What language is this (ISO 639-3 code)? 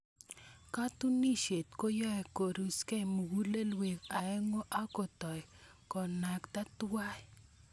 kln